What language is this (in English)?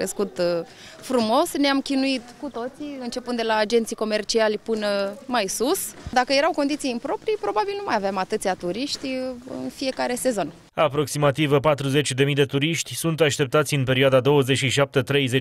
Romanian